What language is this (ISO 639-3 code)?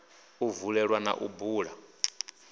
ven